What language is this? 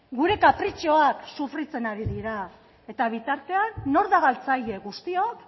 Basque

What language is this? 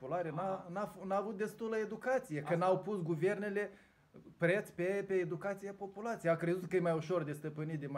Romanian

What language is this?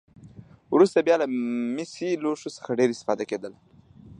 Pashto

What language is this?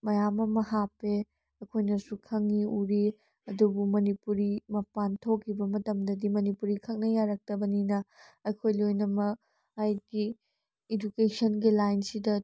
Manipuri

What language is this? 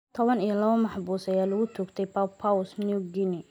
Somali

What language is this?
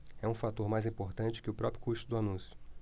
Portuguese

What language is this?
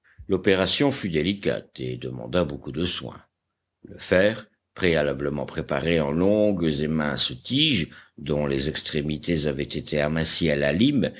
French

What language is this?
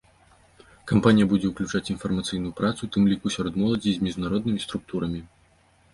Belarusian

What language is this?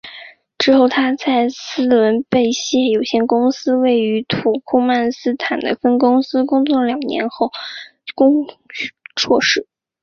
Chinese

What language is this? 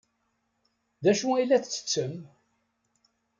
Kabyle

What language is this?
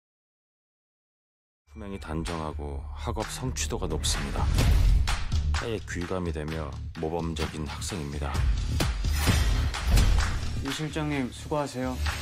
Korean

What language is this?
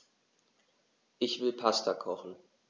German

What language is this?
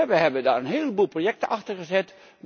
Dutch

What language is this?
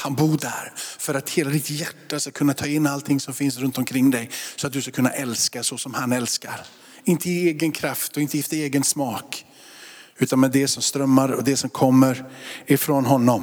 Swedish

